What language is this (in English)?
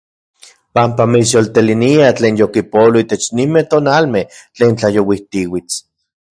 Central Puebla Nahuatl